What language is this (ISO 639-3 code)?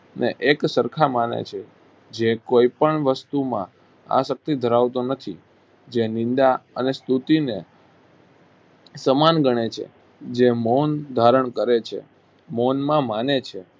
guj